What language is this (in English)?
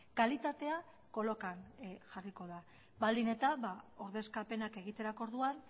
Basque